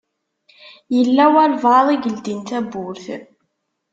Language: Kabyle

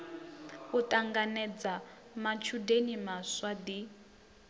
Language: Venda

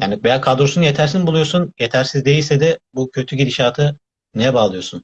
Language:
Turkish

